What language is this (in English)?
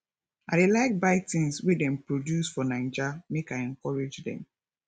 Nigerian Pidgin